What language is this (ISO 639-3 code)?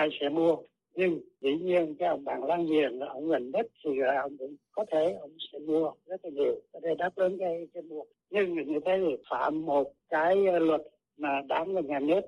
vie